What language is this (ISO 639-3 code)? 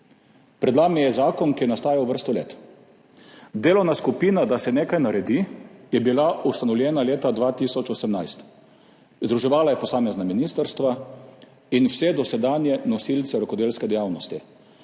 slv